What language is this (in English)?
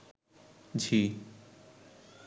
Bangla